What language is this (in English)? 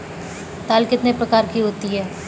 Hindi